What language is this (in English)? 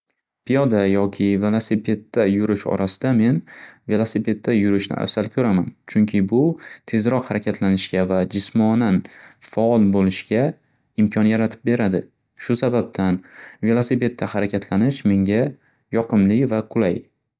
Uzbek